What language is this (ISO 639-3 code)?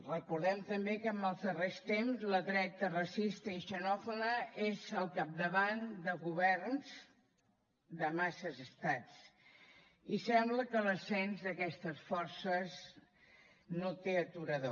cat